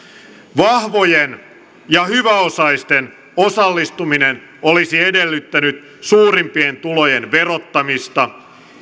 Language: Finnish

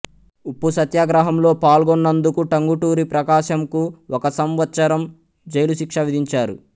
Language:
Telugu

